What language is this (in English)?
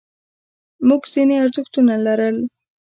Pashto